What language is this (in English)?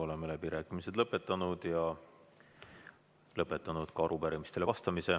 Estonian